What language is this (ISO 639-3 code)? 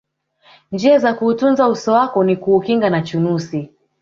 swa